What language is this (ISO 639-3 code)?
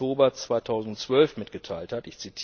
deu